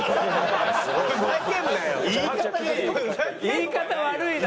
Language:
Japanese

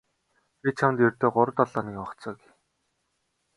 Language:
Mongolian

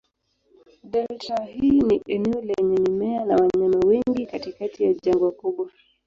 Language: Swahili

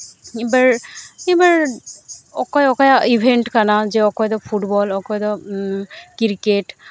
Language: Santali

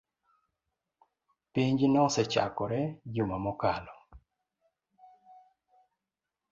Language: Luo (Kenya and Tanzania)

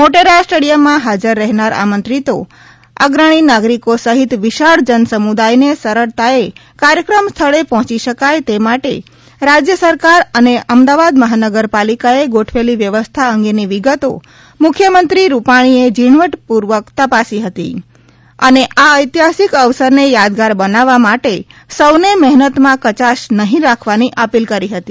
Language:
Gujarati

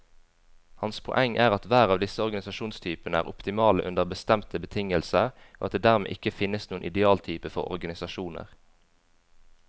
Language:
Norwegian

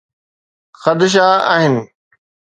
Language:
Sindhi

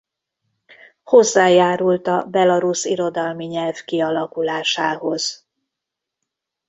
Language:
Hungarian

